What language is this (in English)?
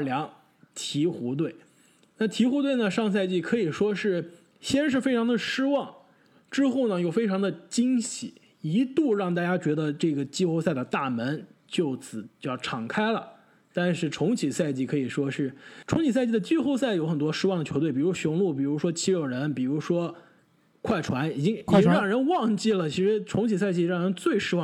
Chinese